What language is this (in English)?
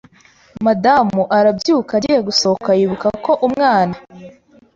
Kinyarwanda